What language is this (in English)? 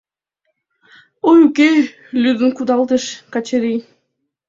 Mari